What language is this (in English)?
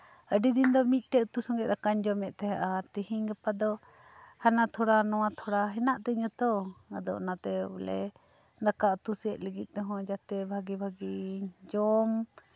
Santali